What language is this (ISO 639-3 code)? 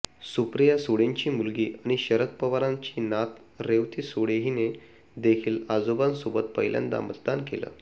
mar